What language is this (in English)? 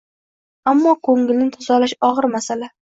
Uzbek